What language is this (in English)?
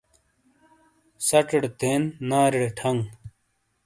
Shina